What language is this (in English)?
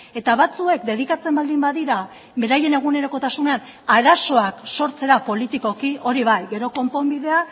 Basque